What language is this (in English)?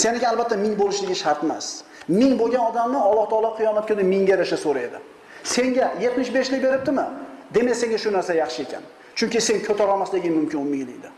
Uzbek